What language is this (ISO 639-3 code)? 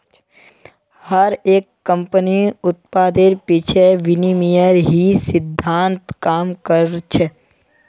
mag